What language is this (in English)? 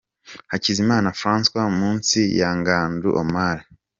Kinyarwanda